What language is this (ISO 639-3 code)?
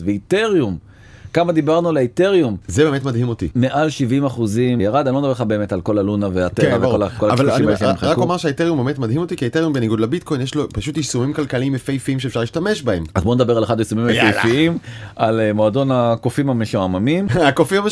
heb